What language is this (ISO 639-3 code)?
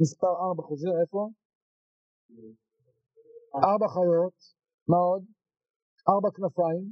heb